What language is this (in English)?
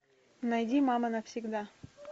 Russian